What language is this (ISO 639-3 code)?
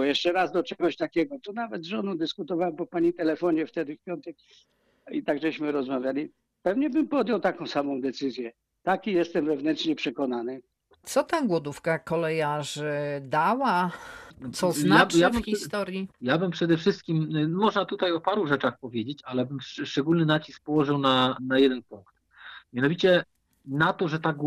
pol